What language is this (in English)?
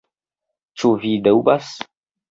Esperanto